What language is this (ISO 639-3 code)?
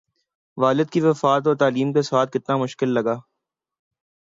urd